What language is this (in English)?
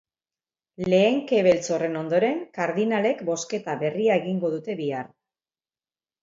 Basque